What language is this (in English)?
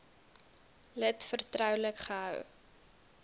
Afrikaans